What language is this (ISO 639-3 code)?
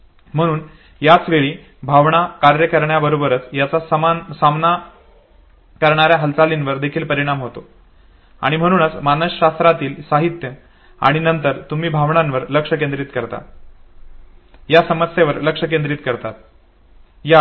mar